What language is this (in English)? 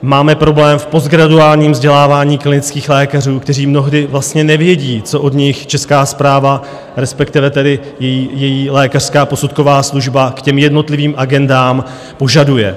Czech